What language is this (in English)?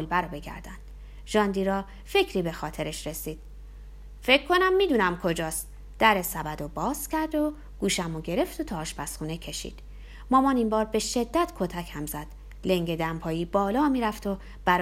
Persian